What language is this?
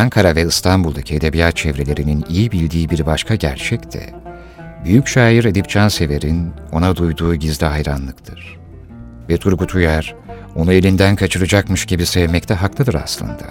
Turkish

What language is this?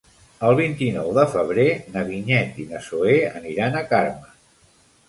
Catalan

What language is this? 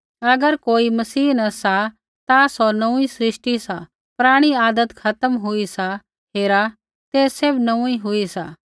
Kullu Pahari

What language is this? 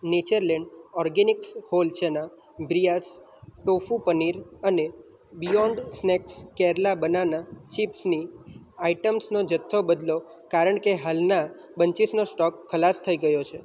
Gujarati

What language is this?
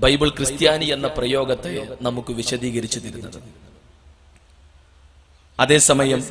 Arabic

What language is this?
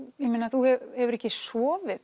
Icelandic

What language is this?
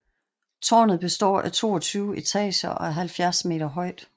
Danish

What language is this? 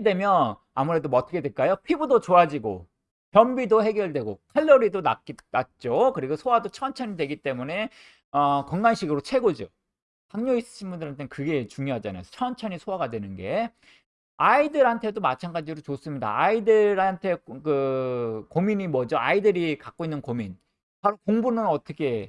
Korean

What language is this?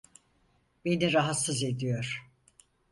Turkish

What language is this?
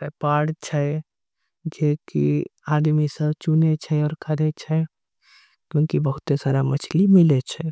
Angika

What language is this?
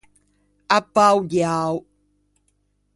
Ligurian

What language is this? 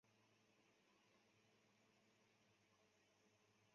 Chinese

